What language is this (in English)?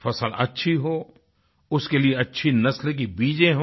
Hindi